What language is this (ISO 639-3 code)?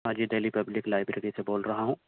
urd